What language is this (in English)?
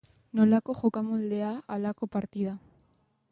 Basque